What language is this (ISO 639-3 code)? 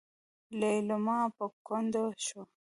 pus